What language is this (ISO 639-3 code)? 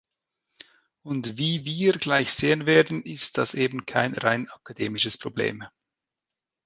deu